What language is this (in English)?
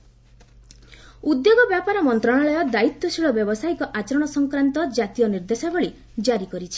Odia